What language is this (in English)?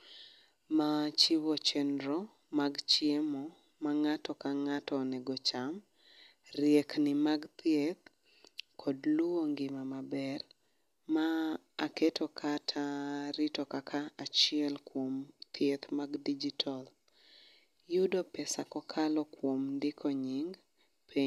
Luo (Kenya and Tanzania)